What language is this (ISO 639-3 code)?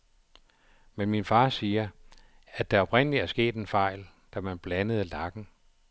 dan